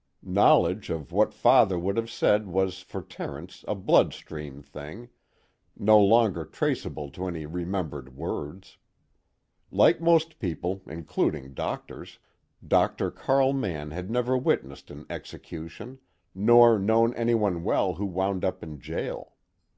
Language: English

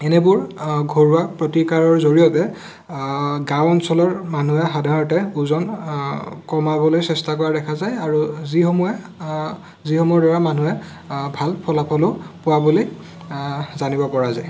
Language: Assamese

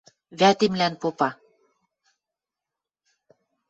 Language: Western Mari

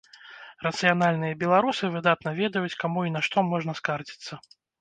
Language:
Belarusian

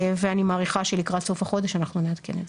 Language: Hebrew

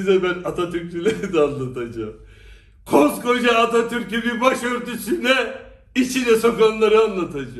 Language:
Turkish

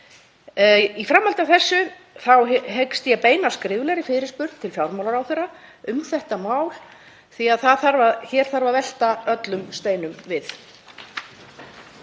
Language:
Icelandic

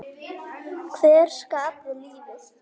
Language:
Icelandic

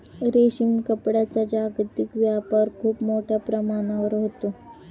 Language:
Marathi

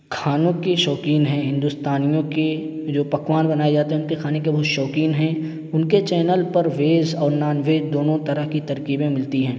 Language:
Urdu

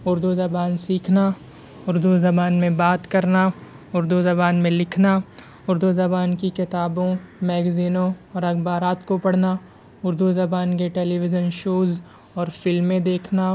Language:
Urdu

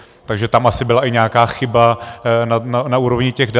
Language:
Czech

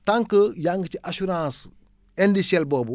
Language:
Wolof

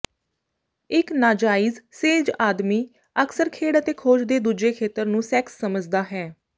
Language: Punjabi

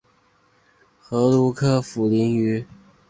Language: Chinese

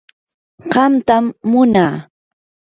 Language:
Yanahuanca Pasco Quechua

